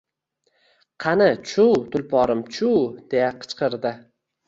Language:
Uzbek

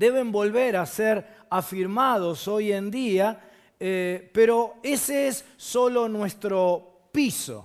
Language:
Spanish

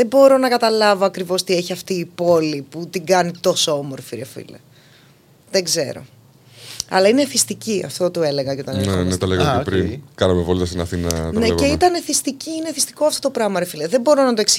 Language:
Greek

